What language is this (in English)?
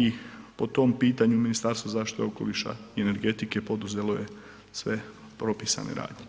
Croatian